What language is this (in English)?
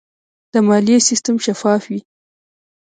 Pashto